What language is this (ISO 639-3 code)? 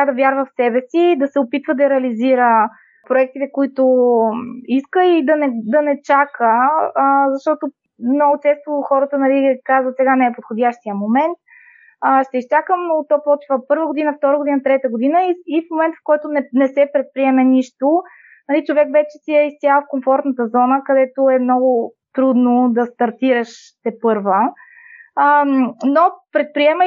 bul